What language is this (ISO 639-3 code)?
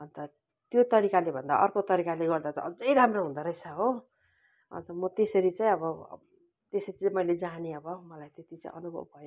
nep